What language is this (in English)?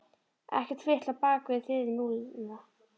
Icelandic